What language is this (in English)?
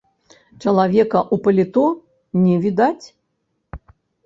Belarusian